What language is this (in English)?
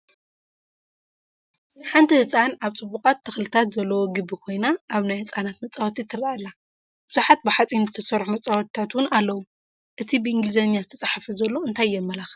Tigrinya